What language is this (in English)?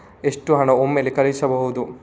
Kannada